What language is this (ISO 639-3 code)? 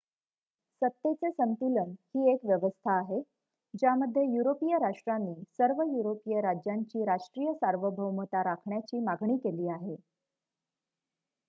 mar